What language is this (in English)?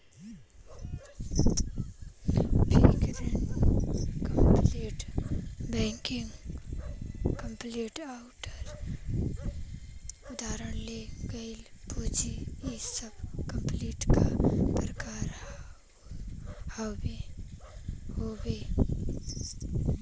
Bhojpuri